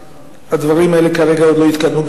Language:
Hebrew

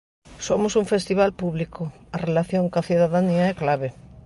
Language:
Galician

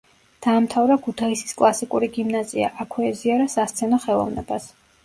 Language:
Georgian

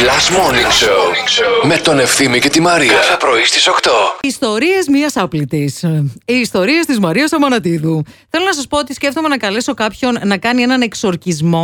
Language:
Greek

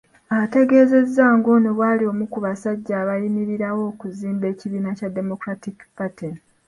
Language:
Ganda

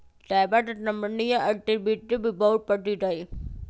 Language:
Magahi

